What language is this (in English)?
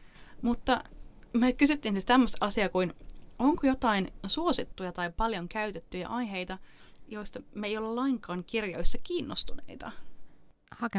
Finnish